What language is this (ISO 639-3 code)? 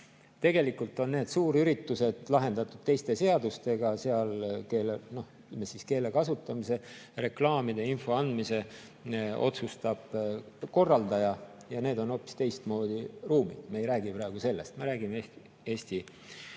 est